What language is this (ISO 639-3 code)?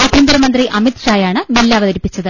mal